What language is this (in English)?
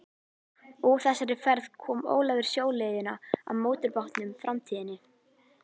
Icelandic